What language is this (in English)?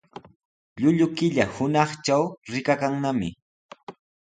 Sihuas Ancash Quechua